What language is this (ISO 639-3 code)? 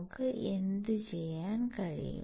mal